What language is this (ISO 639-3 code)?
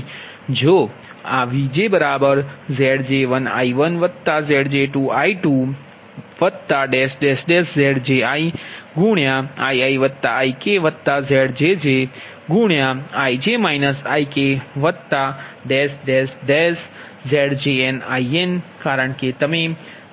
guj